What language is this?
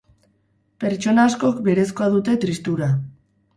Basque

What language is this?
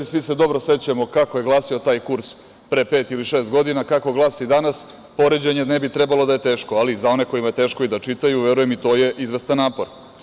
Serbian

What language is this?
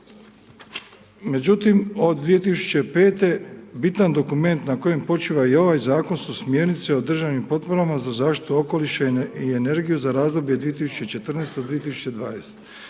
Croatian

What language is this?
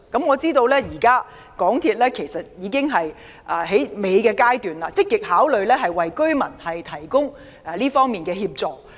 Cantonese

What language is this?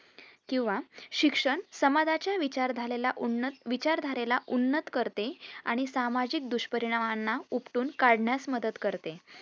Marathi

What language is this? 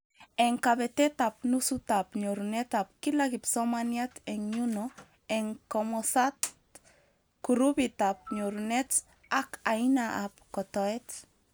Kalenjin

